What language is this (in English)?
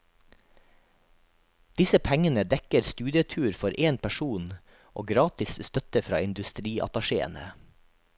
Norwegian